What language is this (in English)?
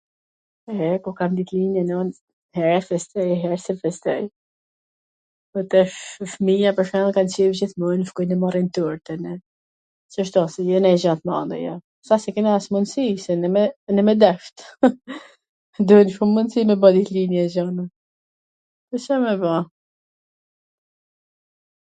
Gheg Albanian